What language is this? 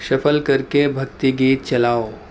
Urdu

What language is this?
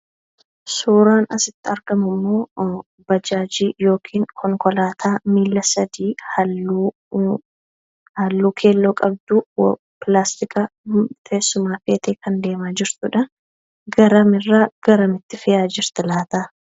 Oromo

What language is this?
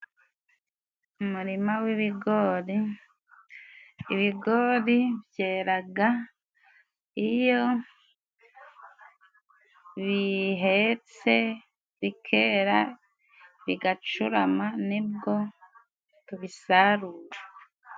Kinyarwanda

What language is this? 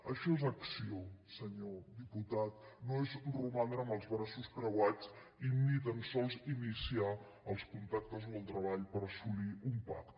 Catalan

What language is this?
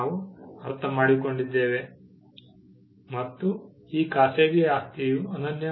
Kannada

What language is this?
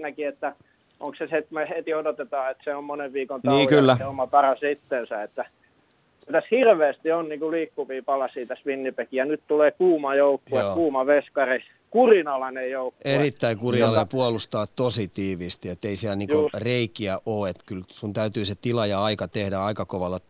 Finnish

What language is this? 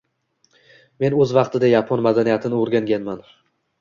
Uzbek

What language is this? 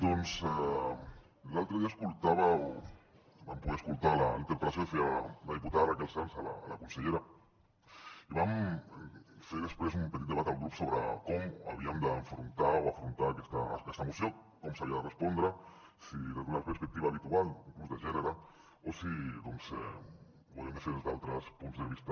Catalan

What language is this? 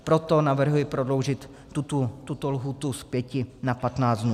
Czech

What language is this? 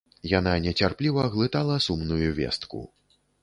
Belarusian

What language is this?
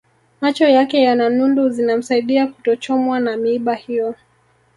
Swahili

